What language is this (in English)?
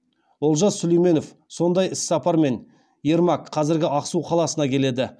Kazakh